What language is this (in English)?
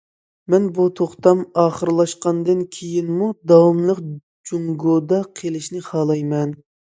Uyghur